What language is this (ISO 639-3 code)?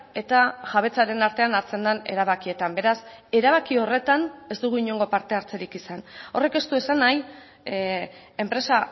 eus